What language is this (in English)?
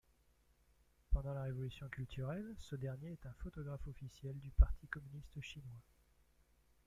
French